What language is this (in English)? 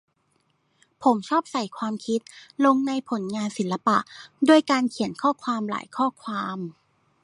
Thai